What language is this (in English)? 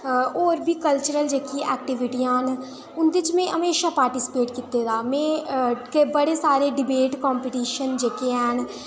Dogri